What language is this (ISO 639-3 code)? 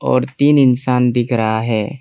hin